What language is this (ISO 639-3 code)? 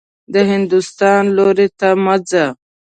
pus